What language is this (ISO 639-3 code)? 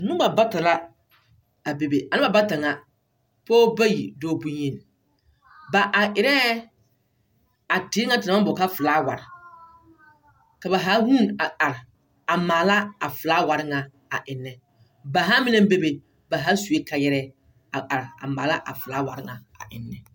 dga